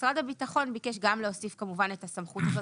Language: Hebrew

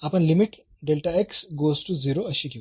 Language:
Marathi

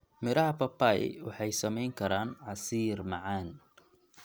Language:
Somali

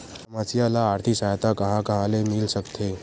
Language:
Chhattisgarhi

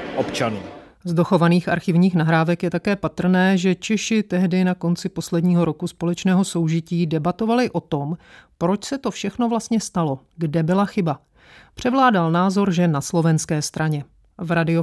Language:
Czech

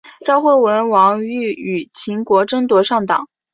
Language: Chinese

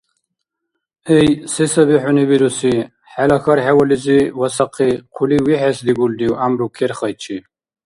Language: Dargwa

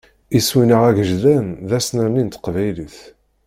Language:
Kabyle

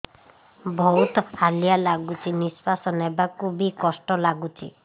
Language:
Odia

